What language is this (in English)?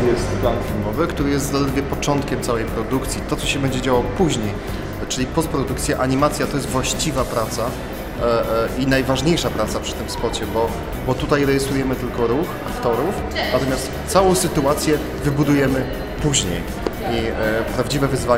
Polish